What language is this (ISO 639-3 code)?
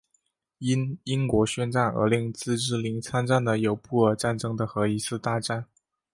zho